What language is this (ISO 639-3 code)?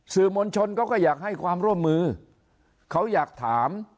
tha